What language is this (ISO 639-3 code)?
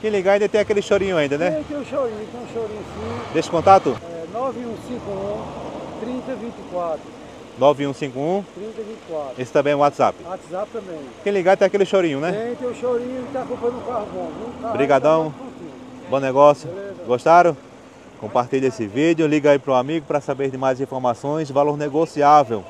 por